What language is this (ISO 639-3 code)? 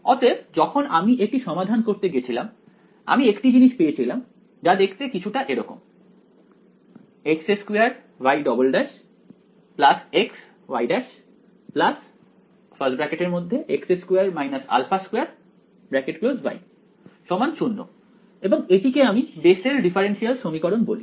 ben